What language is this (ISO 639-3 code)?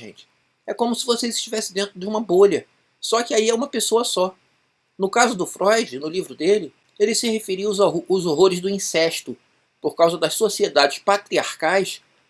por